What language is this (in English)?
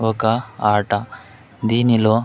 Telugu